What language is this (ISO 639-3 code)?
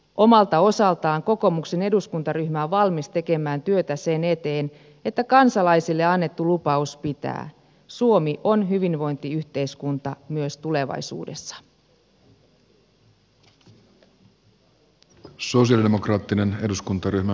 fin